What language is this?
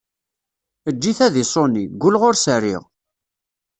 Kabyle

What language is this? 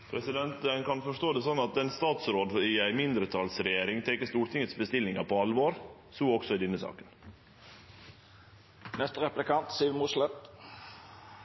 Norwegian Nynorsk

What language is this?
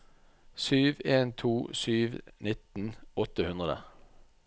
Norwegian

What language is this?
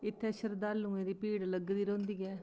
Dogri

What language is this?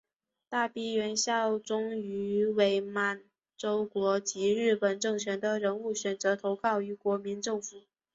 Chinese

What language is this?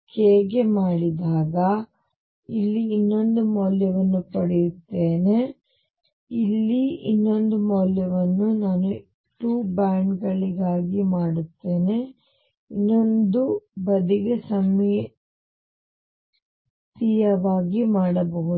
Kannada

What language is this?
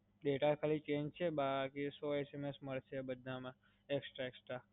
Gujarati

